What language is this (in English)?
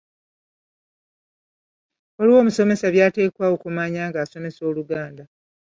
Ganda